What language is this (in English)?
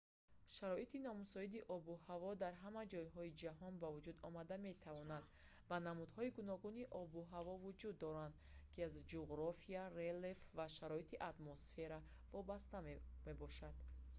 Tajik